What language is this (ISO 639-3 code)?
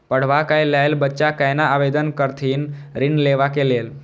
mai